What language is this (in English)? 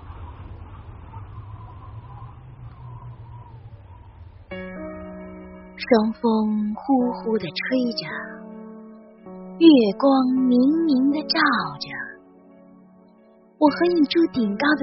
Chinese